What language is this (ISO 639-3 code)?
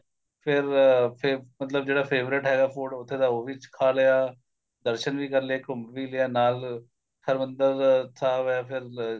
pan